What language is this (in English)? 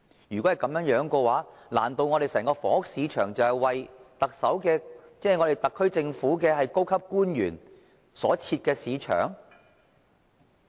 Cantonese